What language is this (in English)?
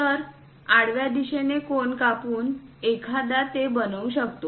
Marathi